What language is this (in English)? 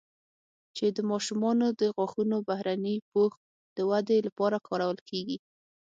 Pashto